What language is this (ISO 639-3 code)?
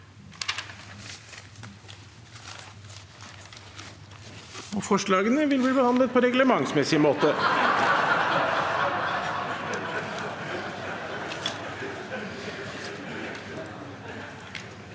nor